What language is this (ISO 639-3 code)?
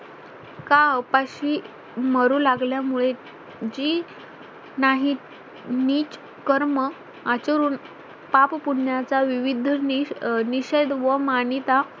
mar